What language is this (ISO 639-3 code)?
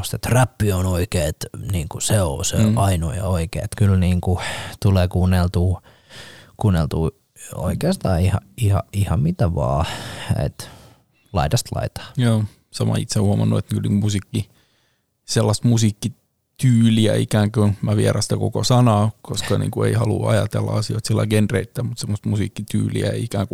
fin